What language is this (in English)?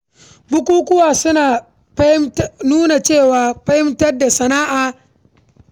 Hausa